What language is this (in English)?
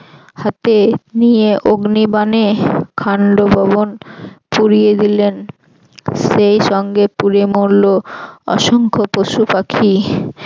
Bangla